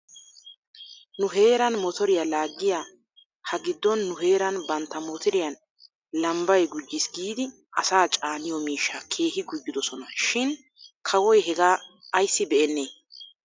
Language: Wolaytta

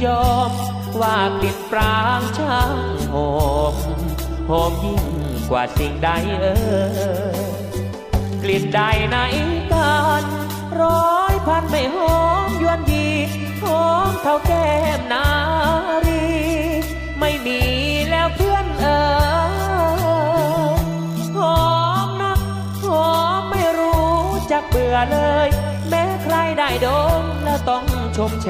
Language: Thai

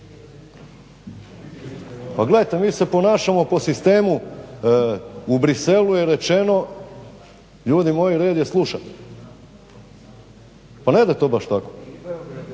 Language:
Croatian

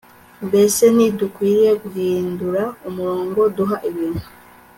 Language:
Kinyarwanda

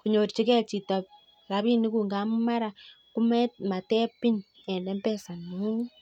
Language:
Kalenjin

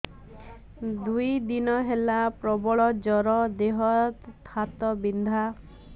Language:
Odia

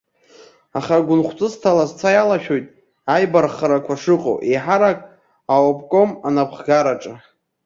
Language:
Abkhazian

